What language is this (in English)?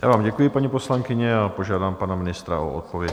Czech